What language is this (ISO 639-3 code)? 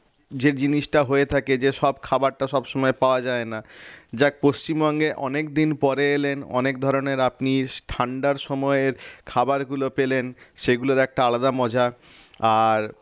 ben